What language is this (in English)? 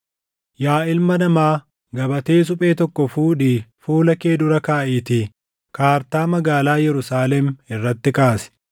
Oromo